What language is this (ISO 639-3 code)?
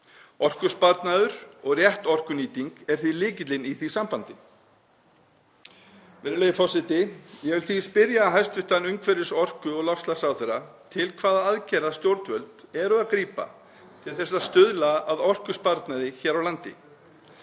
isl